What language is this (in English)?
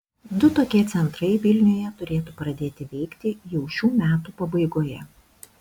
Lithuanian